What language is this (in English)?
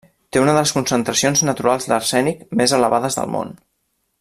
Catalan